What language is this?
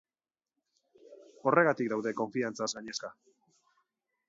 Basque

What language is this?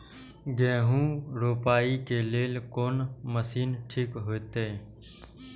Maithili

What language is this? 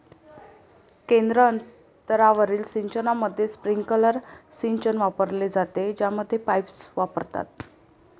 Marathi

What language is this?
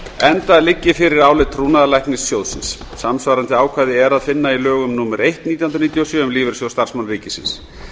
Icelandic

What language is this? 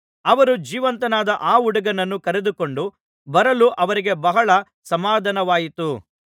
Kannada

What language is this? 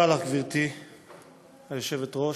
Hebrew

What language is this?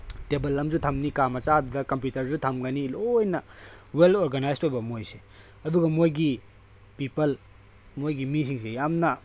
Manipuri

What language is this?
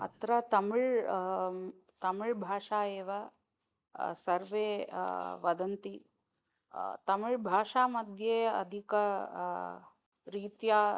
Sanskrit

